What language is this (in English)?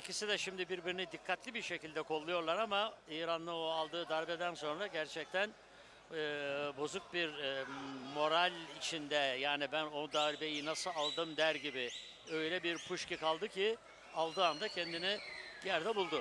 Turkish